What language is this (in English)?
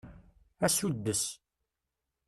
Kabyle